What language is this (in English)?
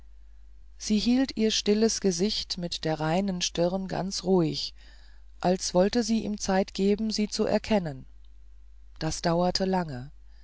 German